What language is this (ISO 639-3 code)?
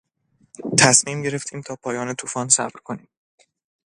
fas